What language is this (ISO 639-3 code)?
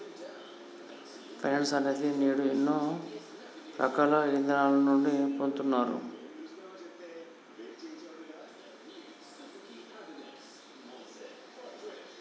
tel